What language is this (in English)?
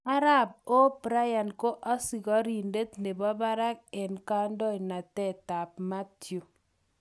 Kalenjin